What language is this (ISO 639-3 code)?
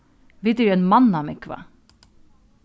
fao